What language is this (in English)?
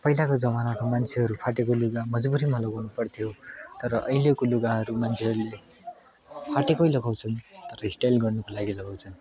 Nepali